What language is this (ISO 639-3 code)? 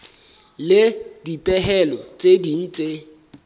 sot